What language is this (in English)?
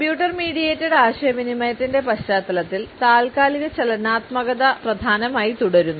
Malayalam